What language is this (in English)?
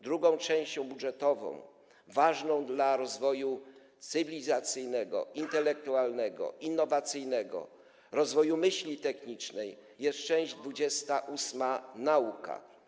Polish